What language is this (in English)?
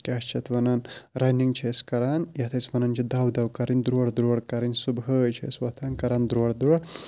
Kashmiri